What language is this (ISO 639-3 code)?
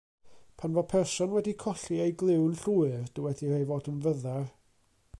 cym